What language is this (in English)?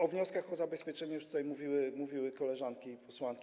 Polish